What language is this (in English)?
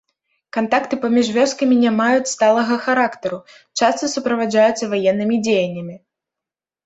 Belarusian